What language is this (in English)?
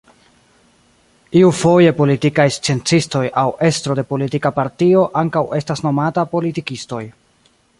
Esperanto